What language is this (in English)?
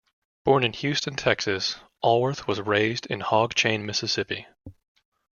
English